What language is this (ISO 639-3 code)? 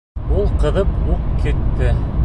bak